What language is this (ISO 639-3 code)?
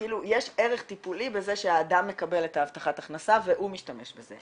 heb